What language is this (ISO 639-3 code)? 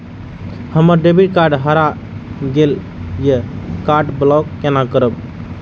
mai